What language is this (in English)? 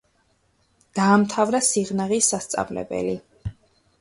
Georgian